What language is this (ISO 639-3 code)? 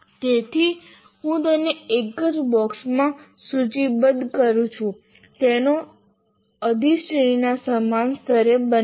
guj